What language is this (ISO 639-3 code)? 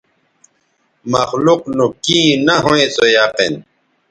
btv